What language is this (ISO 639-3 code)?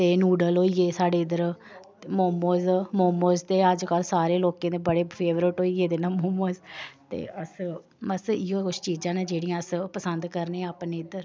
doi